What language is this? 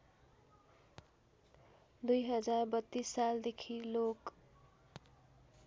Nepali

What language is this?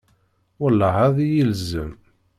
Kabyle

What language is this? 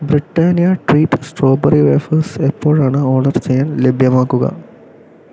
Malayalam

